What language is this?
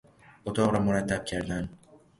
Persian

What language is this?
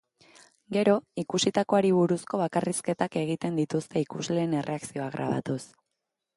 Basque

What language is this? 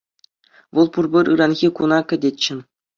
Chuvash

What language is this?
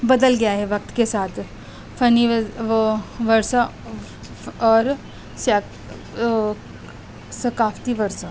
Urdu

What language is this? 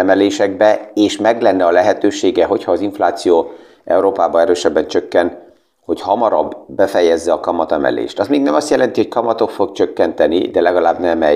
Hungarian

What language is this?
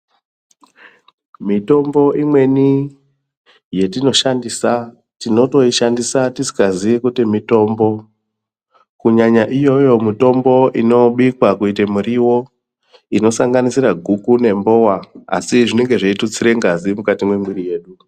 Ndau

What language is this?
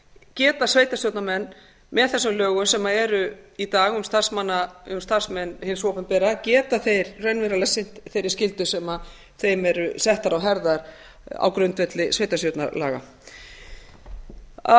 Icelandic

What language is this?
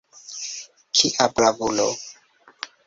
Esperanto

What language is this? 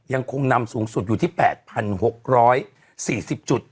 Thai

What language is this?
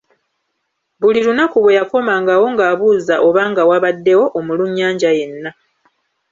Ganda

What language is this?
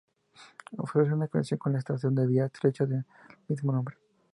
Spanish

